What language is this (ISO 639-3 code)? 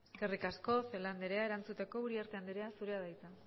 eus